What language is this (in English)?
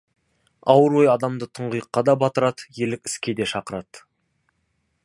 Kazakh